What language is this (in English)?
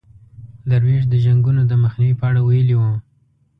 Pashto